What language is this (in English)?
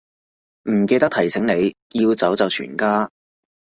Cantonese